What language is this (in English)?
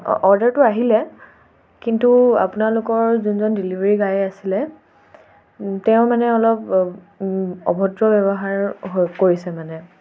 Assamese